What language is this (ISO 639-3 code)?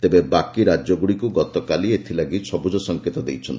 ori